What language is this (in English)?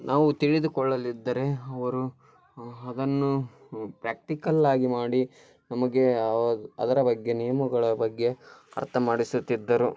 Kannada